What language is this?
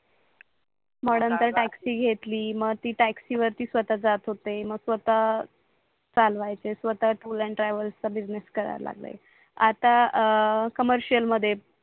Marathi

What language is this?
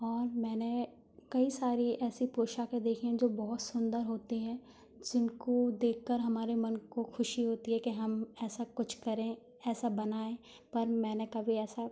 Hindi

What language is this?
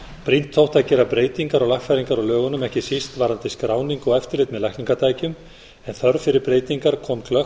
Icelandic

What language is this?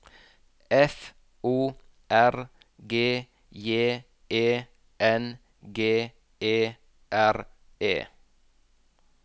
Norwegian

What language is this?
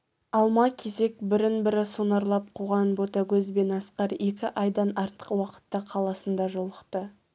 Kazakh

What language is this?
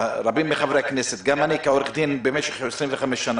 Hebrew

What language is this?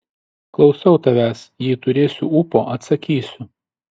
Lithuanian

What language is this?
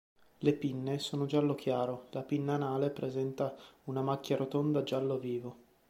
Italian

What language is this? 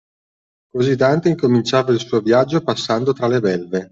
Italian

